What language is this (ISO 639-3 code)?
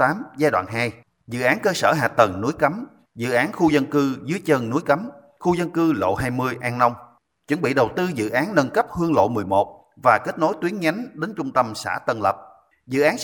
vie